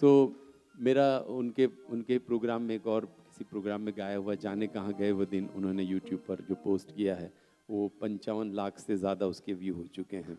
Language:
Hindi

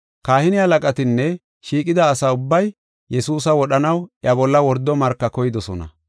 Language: Gofa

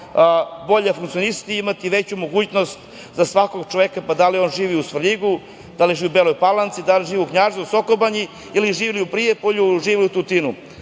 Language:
Serbian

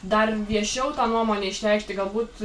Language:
Lithuanian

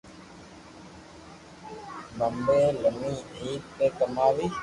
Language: Loarki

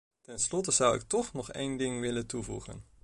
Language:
Dutch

